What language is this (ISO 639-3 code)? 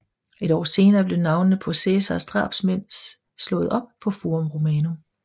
dan